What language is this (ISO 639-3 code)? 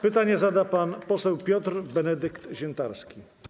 pol